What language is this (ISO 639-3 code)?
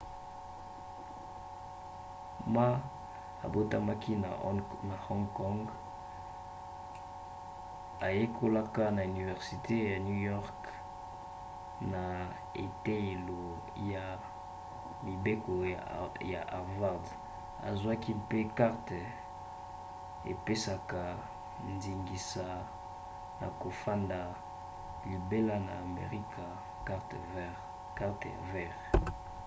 lin